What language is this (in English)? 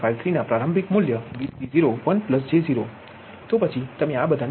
Gujarati